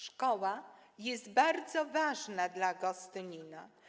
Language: Polish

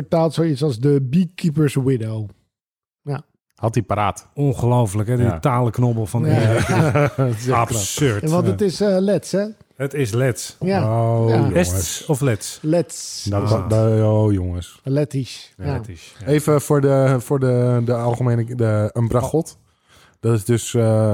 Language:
Dutch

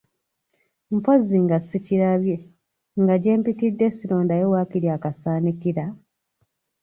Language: Ganda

